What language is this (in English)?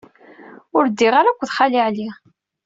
Kabyle